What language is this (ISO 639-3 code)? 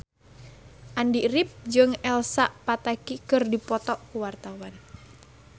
sun